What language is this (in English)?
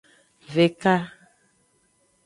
Aja (Benin)